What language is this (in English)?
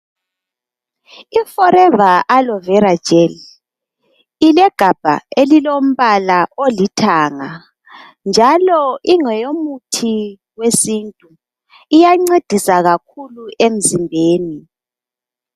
North Ndebele